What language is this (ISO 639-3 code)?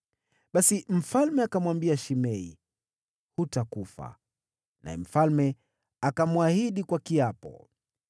swa